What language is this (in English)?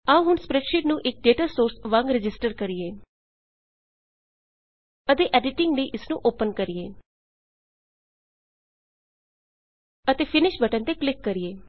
Punjabi